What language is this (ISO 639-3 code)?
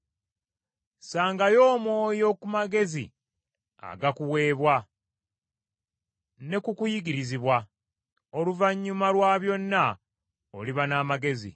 lug